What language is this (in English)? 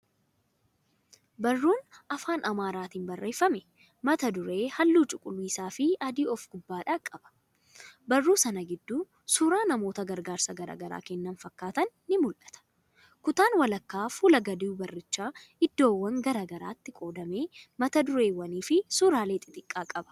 Oromo